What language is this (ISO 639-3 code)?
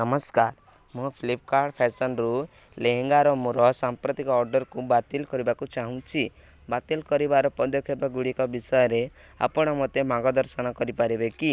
ori